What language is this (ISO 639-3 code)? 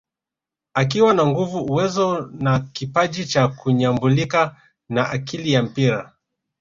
swa